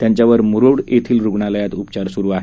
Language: Marathi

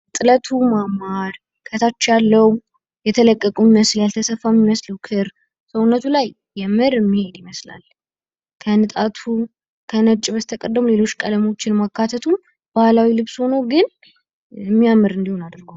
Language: Amharic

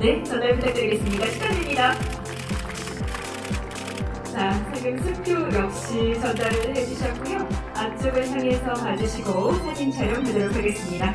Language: Korean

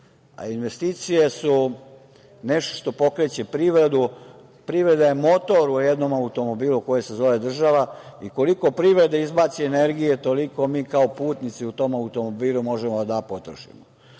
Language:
Serbian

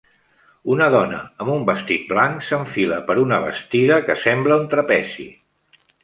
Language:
Catalan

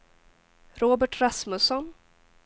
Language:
Swedish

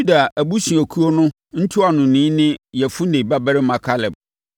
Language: Akan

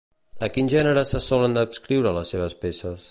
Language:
Catalan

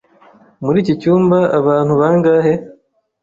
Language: Kinyarwanda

